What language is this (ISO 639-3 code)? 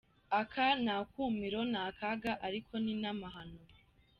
kin